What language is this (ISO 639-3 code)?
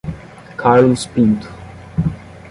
por